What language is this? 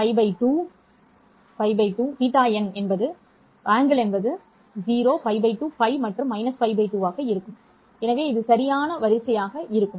Tamil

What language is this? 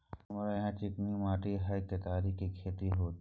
Maithili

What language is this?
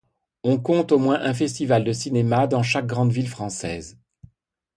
French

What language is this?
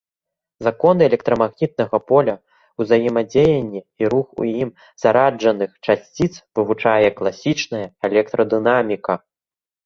Belarusian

